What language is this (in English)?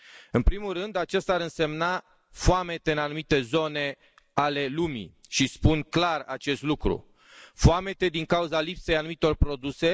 Romanian